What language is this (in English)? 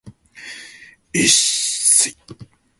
Cantonese